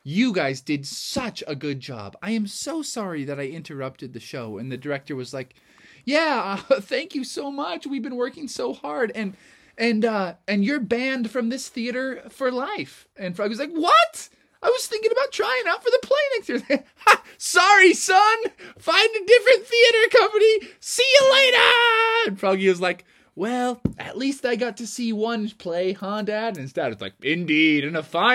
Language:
English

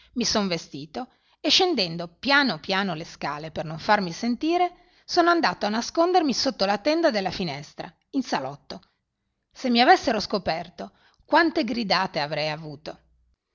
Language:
Italian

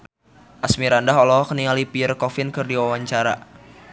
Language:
Sundanese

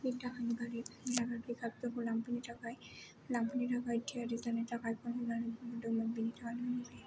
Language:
Bodo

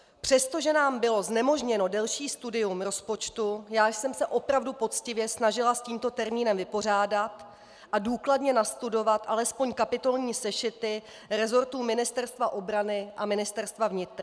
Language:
Czech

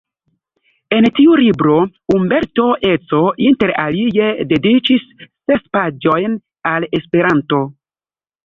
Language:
Esperanto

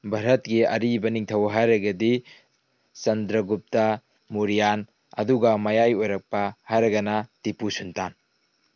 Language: Manipuri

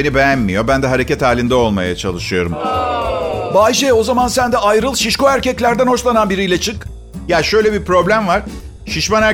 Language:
Turkish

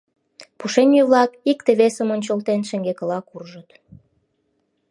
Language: Mari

